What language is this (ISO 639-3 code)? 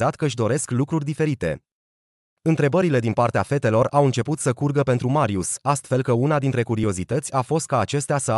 ron